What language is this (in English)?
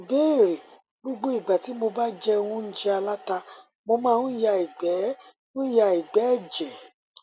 Yoruba